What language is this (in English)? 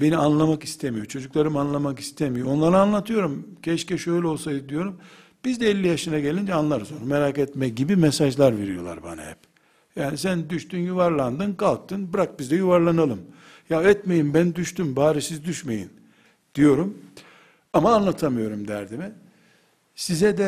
Turkish